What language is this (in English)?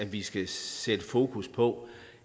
Danish